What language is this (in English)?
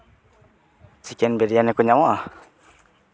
Santali